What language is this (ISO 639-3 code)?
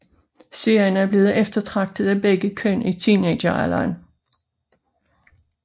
dan